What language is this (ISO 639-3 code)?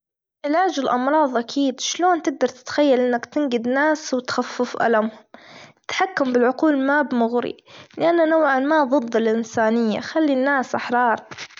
afb